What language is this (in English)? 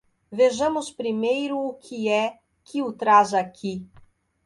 Portuguese